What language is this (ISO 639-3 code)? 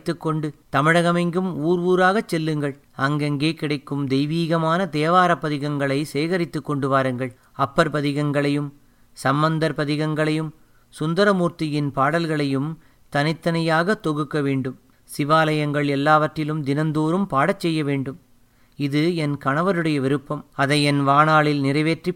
tam